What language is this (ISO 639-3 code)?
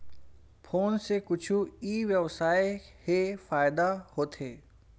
hne